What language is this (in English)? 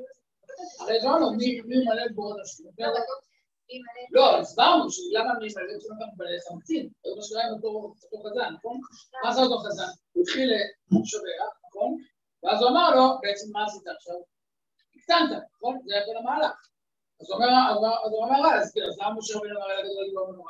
Hebrew